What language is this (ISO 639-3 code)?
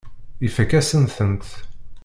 kab